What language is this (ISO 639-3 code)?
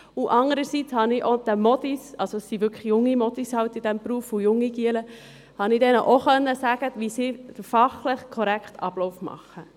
gsw